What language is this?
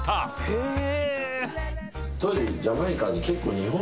Japanese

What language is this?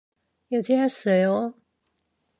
Korean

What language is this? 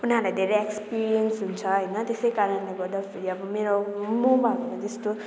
Nepali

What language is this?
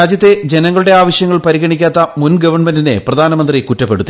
Malayalam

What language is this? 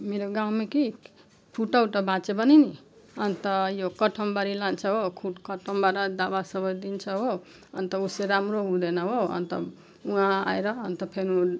Nepali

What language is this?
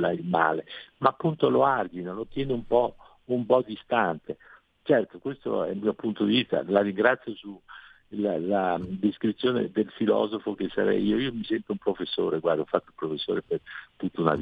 Italian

